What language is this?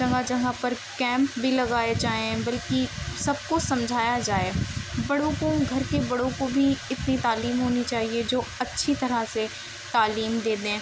Urdu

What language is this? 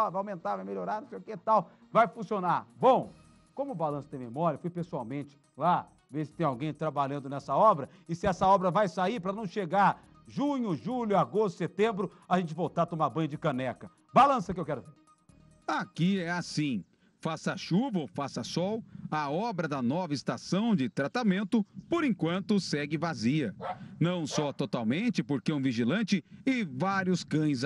Portuguese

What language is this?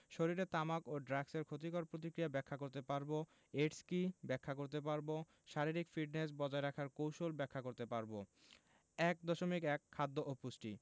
Bangla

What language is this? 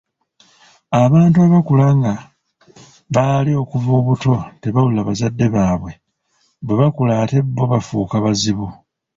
Ganda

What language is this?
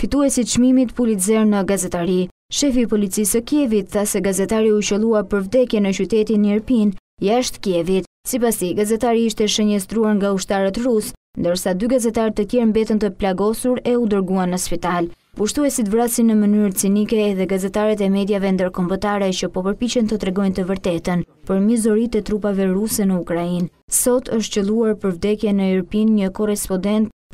Romanian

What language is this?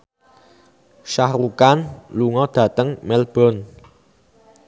Javanese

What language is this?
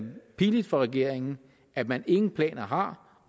Danish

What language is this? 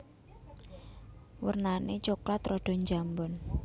Javanese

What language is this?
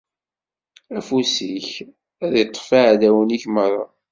Kabyle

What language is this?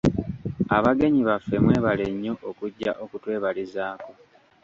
Ganda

